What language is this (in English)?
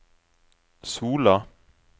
Norwegian